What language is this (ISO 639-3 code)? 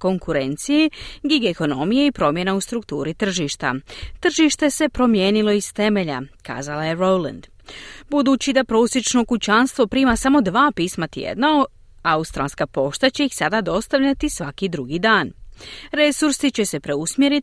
hrv